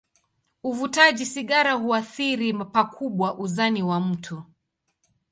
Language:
Swahili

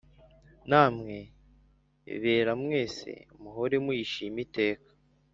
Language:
Kinyarwanda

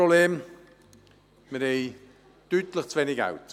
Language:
Swiss German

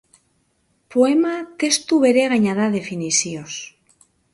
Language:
Basque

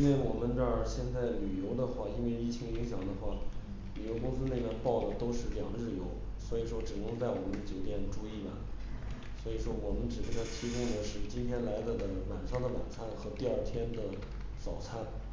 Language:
Chinese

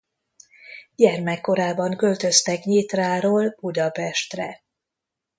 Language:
Hungarian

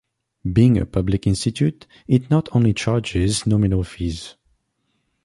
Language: English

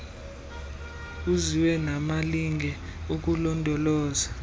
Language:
Xhosa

